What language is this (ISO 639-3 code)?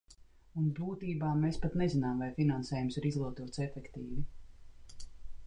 lav